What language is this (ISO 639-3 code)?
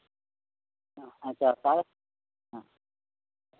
sat